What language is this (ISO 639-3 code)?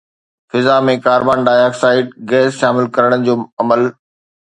snd